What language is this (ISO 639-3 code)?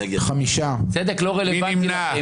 heb